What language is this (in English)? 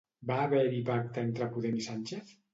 Catalan